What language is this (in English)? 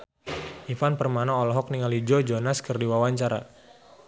Sundanese